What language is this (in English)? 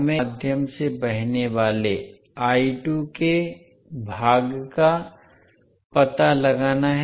Hindi